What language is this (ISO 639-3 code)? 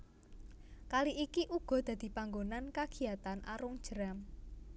jav